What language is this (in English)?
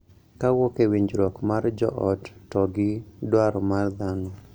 Luo (Kenya and Tanzania)